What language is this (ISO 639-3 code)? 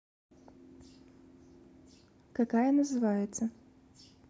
rus